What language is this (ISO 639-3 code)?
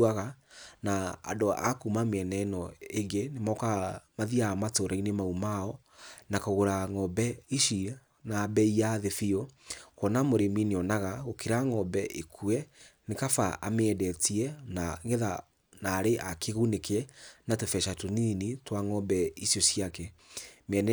kik